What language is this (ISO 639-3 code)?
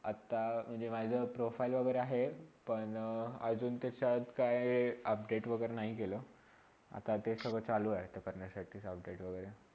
mar